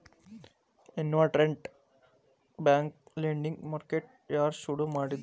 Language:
Kannada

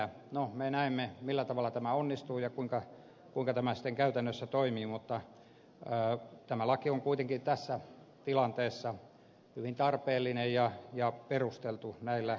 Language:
Finnish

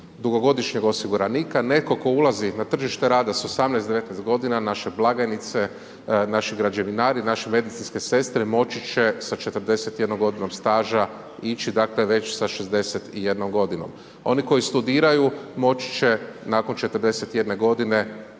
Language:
Croatian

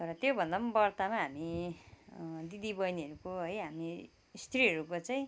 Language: Nepali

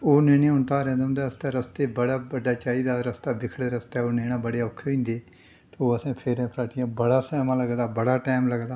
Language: Dogri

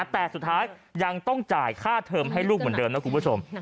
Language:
Thai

